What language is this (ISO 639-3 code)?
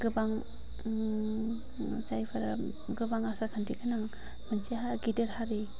brx